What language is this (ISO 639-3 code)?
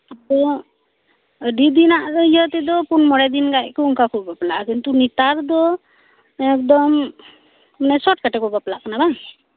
sat